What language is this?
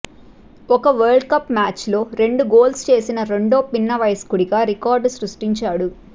Telugu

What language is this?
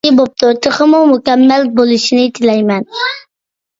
Uyghur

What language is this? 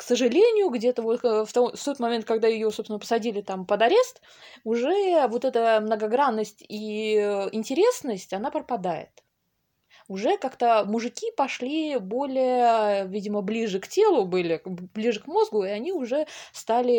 Russian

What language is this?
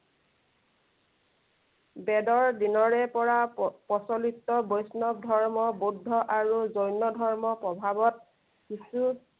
Assamese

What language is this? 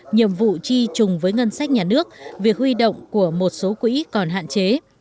Vietnamese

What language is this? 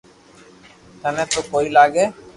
Loarki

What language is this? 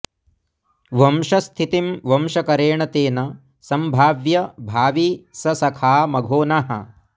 Sanskrit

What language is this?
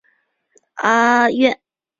Chinese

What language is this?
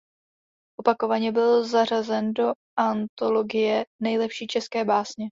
Czech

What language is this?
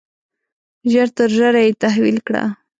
Pashto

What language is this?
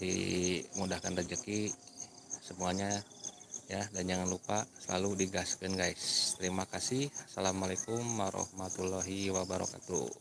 Indonesian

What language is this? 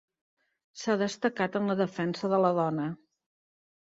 Catalan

